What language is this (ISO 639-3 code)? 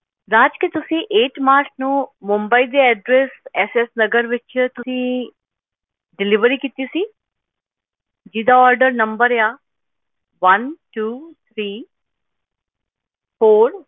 pan